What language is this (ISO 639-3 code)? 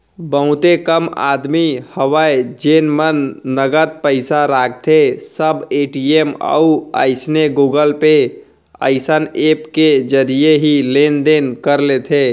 hne